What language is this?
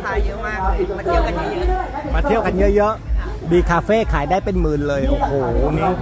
Thai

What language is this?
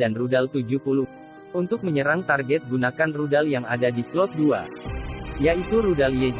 Indonesian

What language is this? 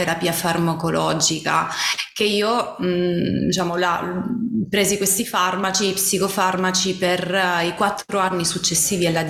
Italian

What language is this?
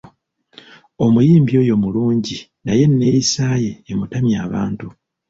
Ganda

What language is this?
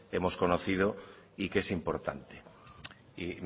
Spanish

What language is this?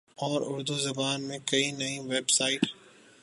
Urdu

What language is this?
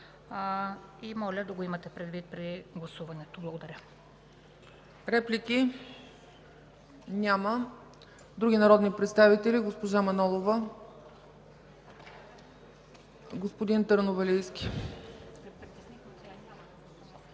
Bulgarian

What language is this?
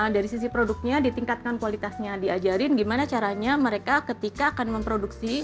Indonesian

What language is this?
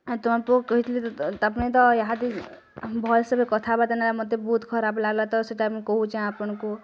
Odia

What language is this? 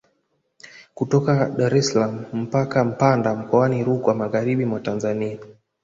Swahili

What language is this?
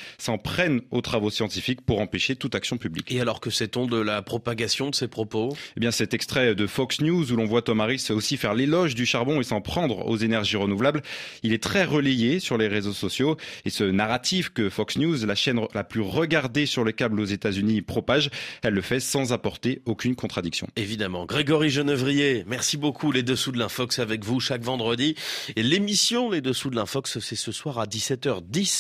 French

